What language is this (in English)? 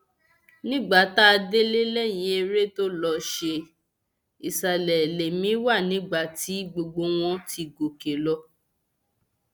Yoruba